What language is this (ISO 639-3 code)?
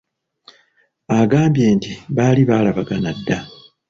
lug